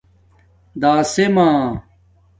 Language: Domaaki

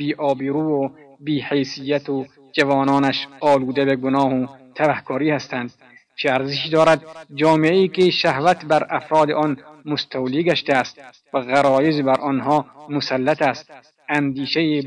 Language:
Persian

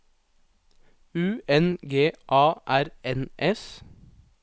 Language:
Norwegian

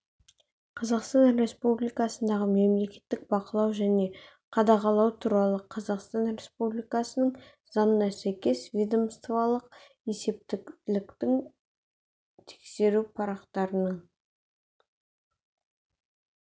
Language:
Kazakh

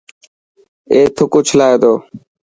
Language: Dhatki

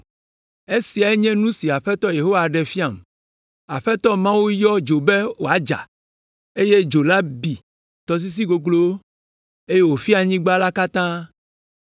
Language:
Ewe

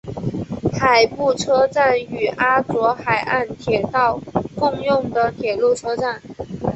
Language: Chinese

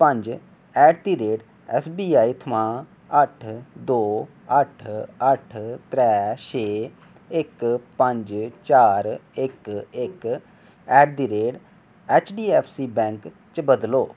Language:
Dogri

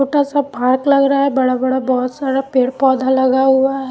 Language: Hindi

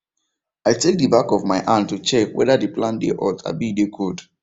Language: Nigerian Pidgin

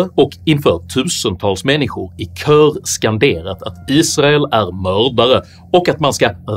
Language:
Swedish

